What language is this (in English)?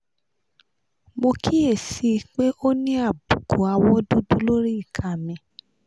Yoruba